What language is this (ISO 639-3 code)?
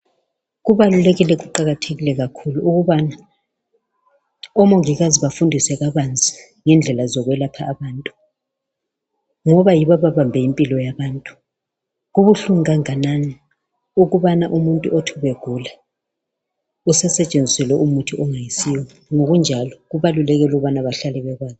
nde